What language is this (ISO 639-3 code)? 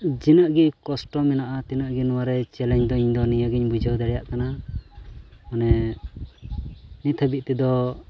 sat